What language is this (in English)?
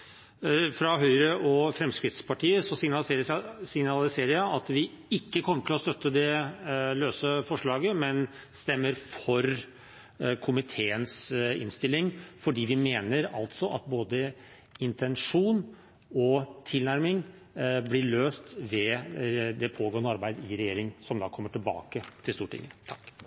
Norwegian Bokmål